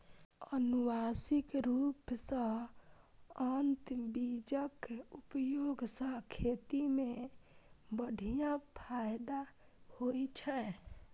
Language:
Maithili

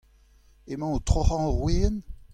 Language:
Breton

